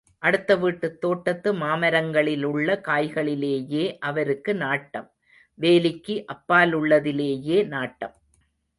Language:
Tamil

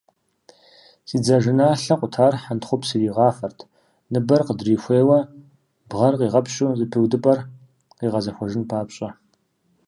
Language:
Kabardian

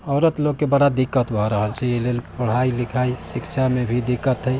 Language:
Maithili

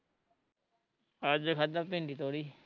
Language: Punjabi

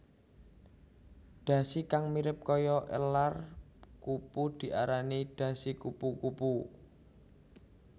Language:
Javanese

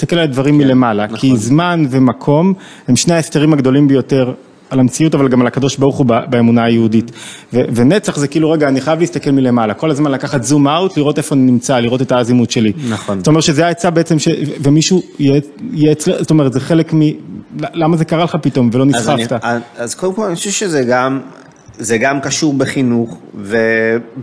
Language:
Hebrew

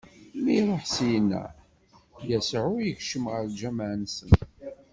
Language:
Kabyle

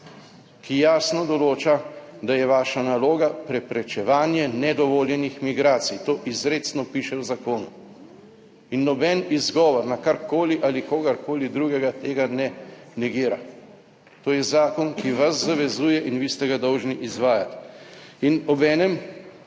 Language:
Slovenian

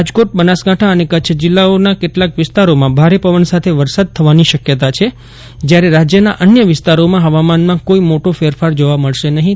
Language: Gujarati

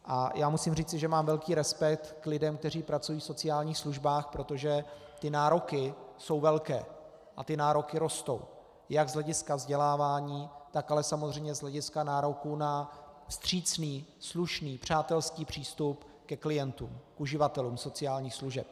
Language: Czech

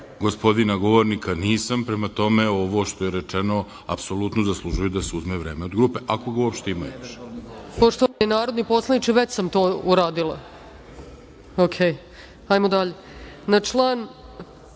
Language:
Serbian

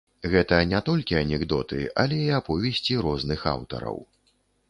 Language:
Belarusian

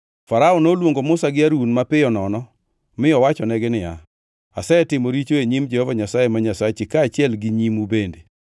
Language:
Luo (Kenya and Tanzania)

